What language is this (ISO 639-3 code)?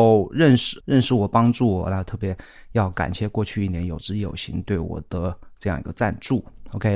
zho